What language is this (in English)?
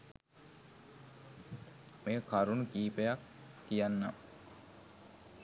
Sinhala